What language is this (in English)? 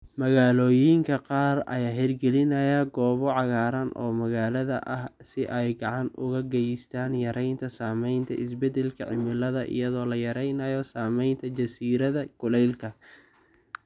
Somali